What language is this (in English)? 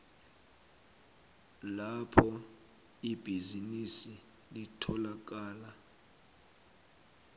South Ndebele